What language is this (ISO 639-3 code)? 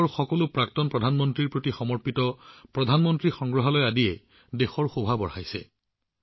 asm